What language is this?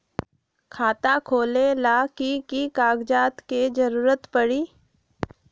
Magahi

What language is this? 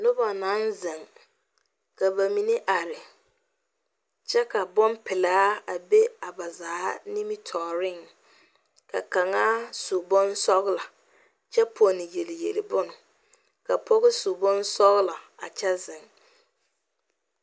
Southern Dagaare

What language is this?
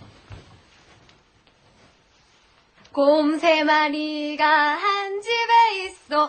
Korean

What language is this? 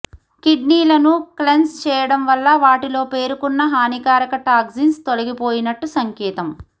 Telugu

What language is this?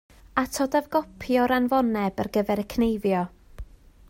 Welsh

